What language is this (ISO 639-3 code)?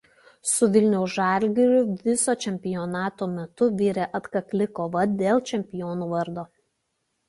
lit